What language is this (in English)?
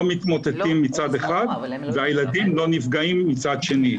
Hebrew